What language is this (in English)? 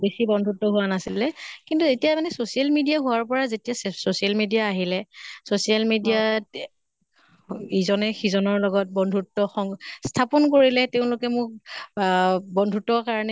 Assamese